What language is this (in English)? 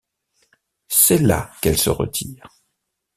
French